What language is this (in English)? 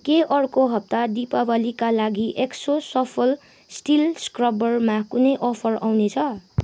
Nepali